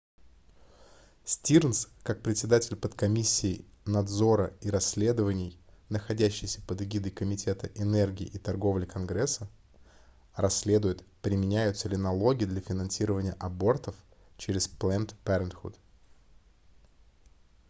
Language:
Russian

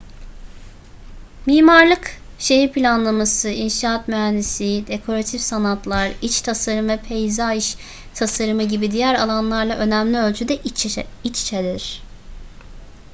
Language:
Turkish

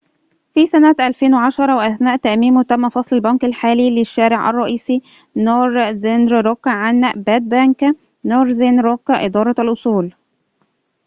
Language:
Arabic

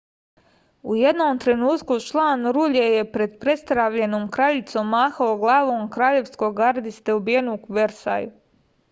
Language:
Serbian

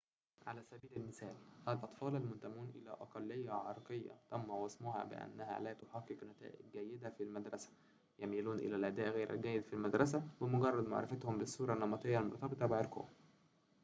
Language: Arabic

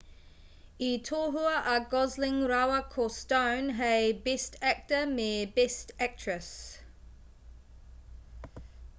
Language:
Māori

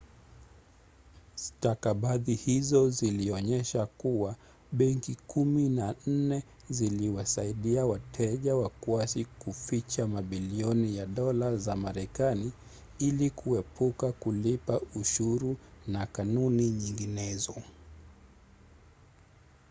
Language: Swahili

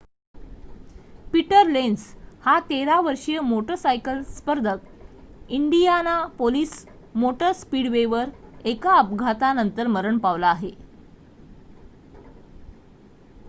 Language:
Marathi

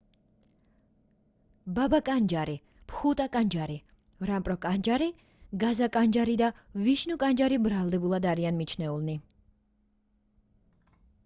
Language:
Georgian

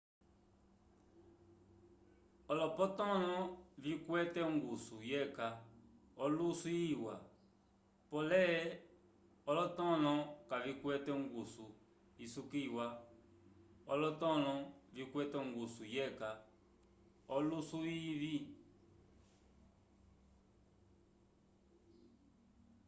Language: Umbundu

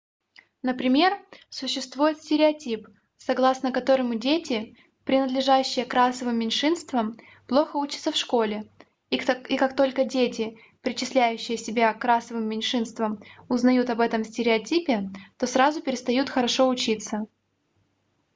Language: Russian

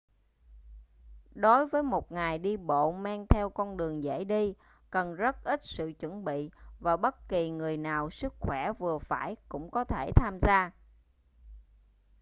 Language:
Vietnamese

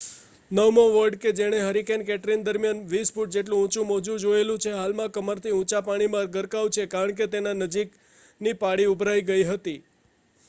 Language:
Gujarati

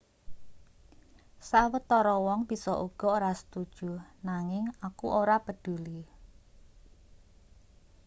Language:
Javanese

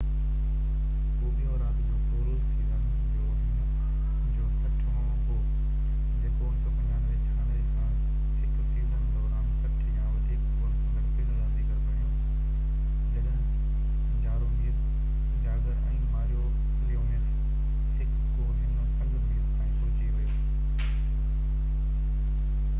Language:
Sindhi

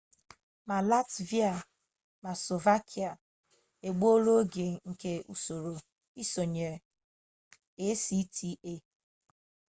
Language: Igbo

